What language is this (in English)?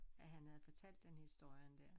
Danish